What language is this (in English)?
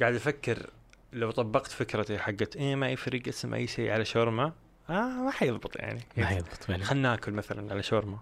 Arabic